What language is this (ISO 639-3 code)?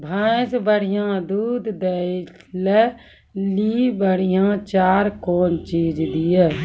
mai